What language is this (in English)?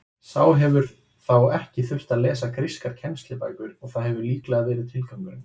Icelandic